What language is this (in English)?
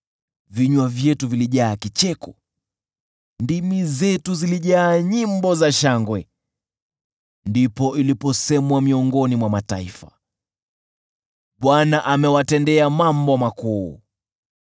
Swahili